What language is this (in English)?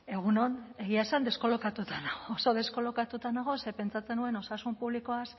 Basque